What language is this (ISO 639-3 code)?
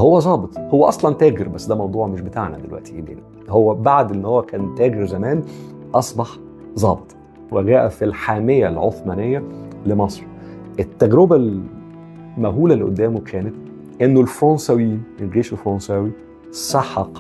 ara